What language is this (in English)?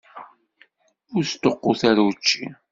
Kabyle